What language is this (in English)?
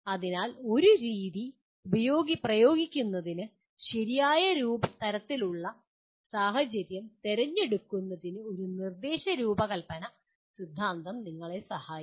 Malayalam